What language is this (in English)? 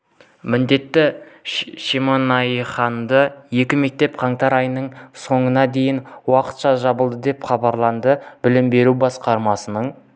Kazakh